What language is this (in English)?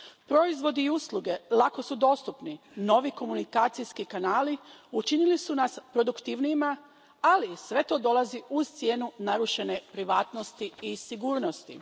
Croatian